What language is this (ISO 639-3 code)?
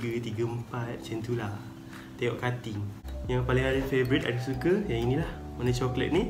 msa